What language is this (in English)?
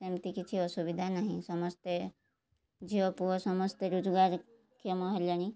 Odia